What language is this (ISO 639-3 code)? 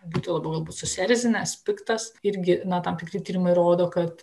lit